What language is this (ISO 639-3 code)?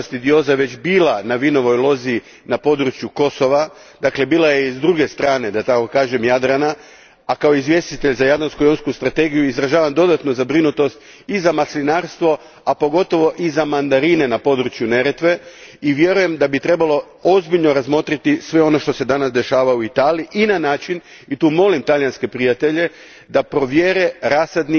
hrv